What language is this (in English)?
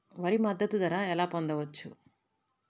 Telugu